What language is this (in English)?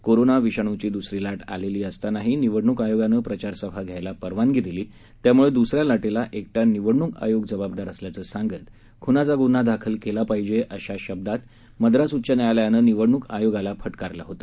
Marathi